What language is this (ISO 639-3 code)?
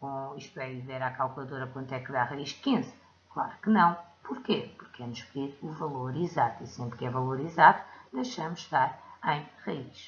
por